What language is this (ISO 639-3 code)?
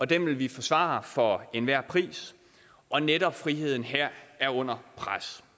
dan